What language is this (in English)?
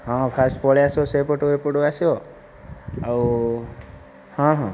Odia